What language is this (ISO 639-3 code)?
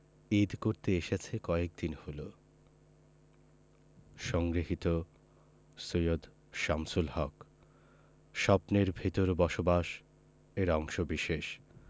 ben